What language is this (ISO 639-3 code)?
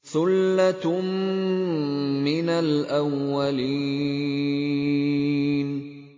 ara